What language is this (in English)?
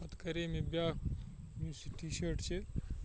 Kashmiri